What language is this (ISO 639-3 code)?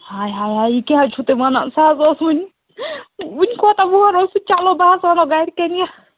kas